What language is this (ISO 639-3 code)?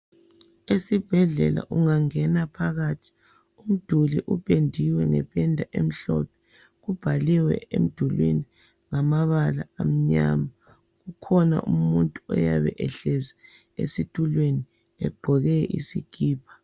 nde